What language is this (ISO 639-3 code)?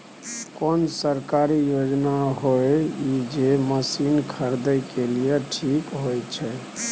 mai